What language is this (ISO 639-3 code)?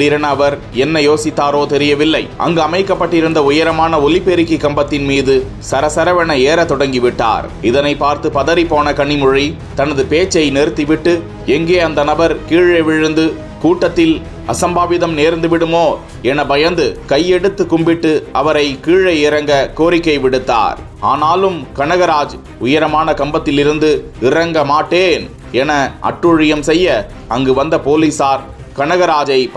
tam